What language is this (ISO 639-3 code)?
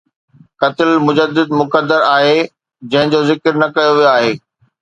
snd